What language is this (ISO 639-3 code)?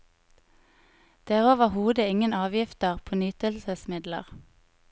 nor